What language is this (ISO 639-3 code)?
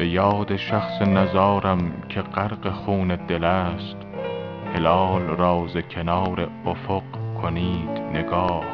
fas